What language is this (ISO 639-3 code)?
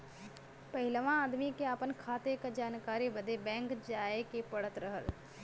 bho